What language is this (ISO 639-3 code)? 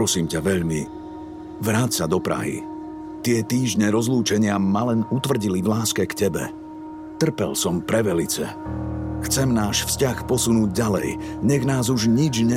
slk